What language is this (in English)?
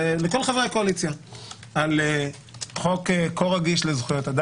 Hebrew